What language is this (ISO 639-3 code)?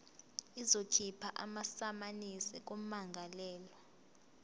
zul